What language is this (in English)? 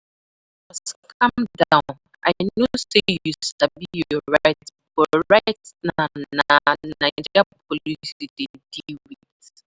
Nigerian Pidgin